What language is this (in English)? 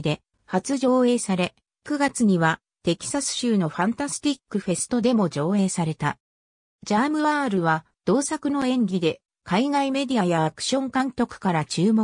Japanese